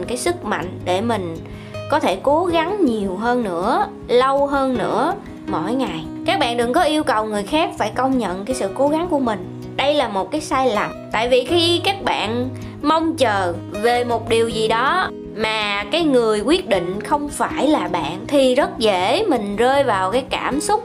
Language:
Vietnamese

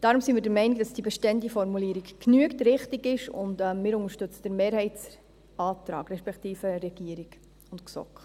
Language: Swiss German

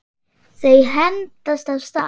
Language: Icelandic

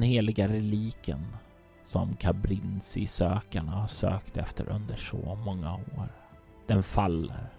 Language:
Swedish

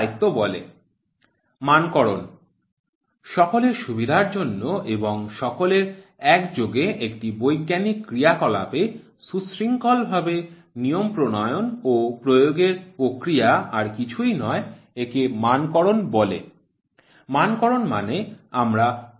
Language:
Bangla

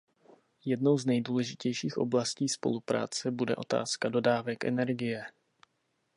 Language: Czech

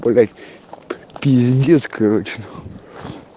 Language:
Russian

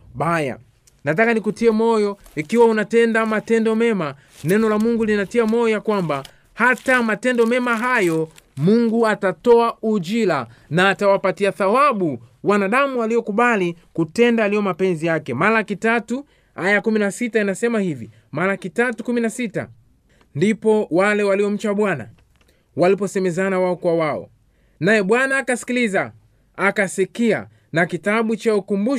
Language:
Swahili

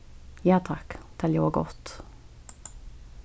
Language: Faroese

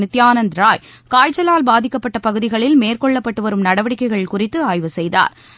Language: Tamil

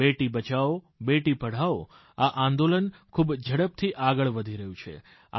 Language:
Gujarati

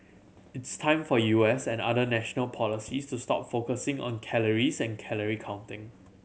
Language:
English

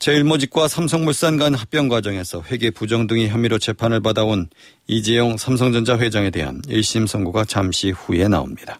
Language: Korean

